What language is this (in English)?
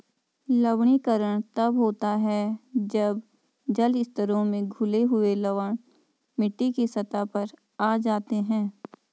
Hindi